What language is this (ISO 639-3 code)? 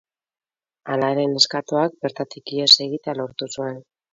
eus